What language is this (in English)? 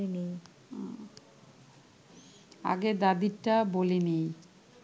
Bangla